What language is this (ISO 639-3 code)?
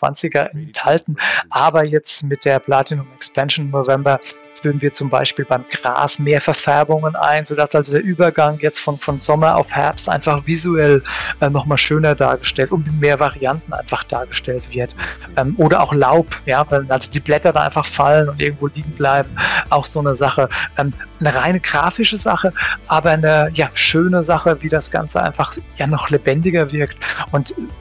deu